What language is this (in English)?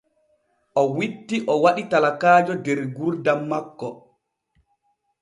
Borgu Fulfulde